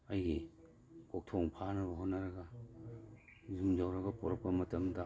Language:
Manipuri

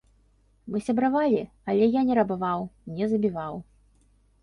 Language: Belarusian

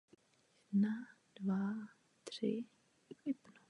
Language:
Czech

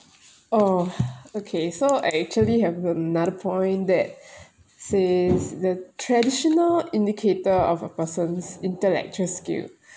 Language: English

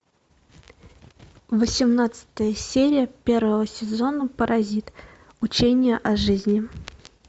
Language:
Russian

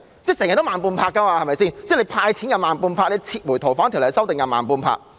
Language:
Cantonese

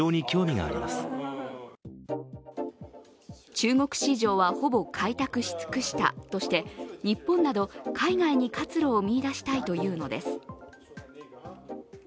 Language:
Japanese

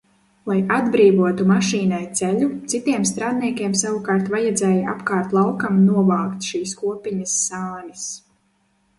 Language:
Latvian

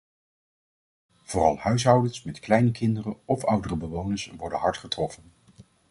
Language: Dutch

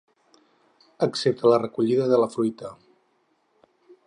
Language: Catalan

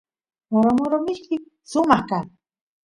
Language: Santiago del Estero Quichua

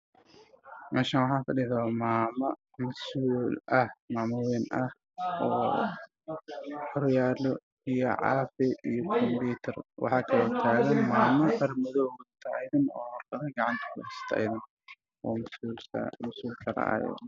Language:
Somali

